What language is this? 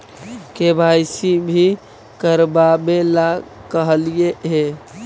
Magahi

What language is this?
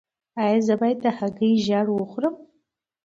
Pashto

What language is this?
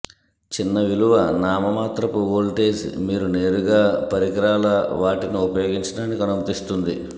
Telugu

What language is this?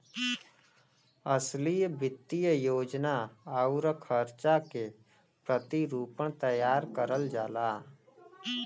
Bhojpuri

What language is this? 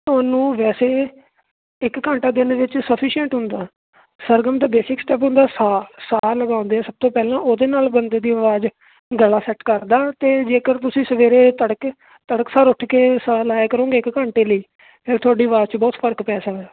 Punjabi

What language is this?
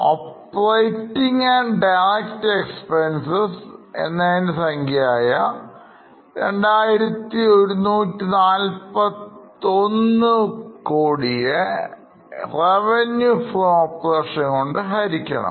Malayalam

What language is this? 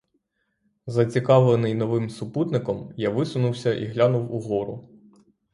Ukrainian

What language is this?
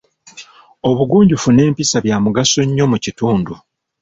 Ganda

